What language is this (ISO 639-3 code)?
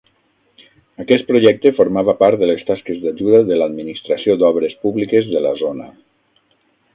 cat